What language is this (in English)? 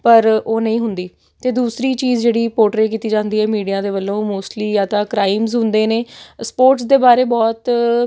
Punjabi